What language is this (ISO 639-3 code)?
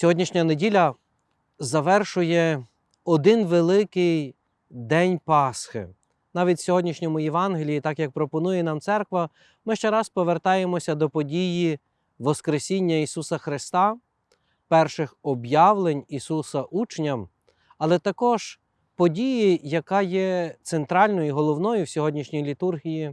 ukr